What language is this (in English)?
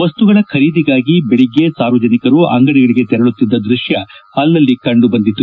Kannada